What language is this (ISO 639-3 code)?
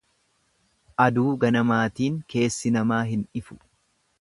orm